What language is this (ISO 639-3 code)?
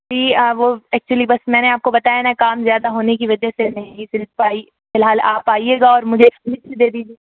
urd